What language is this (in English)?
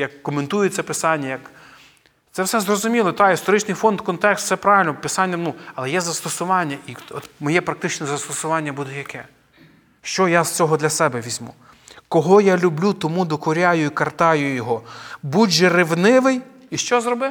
Ukrainian